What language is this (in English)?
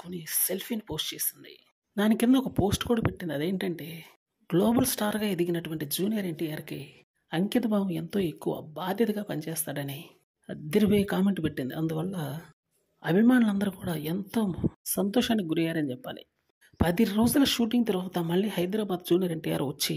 Telugu